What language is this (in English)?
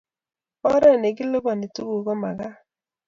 Kalenjin